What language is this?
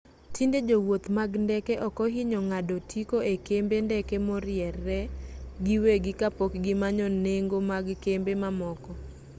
Luo (Kenya and Tanzania)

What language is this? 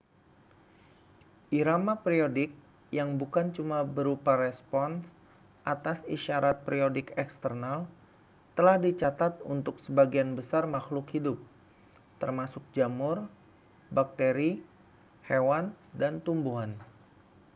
Indonesian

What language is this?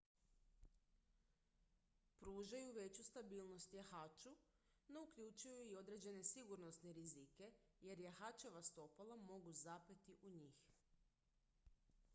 Croatian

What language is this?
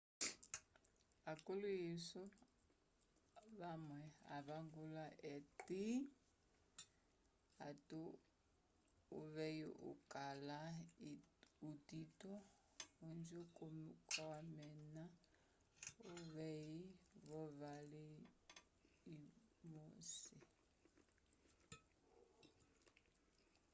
Umbundu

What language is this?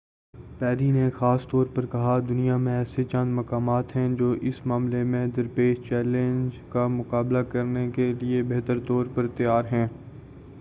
Urdu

